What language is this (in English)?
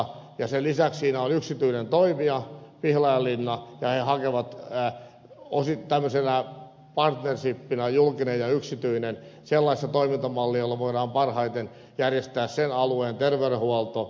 Finnish